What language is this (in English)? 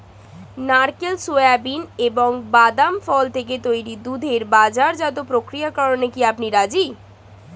Bangla